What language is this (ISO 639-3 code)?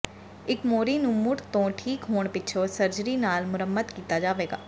pan